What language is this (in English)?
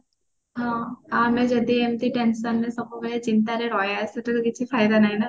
Odia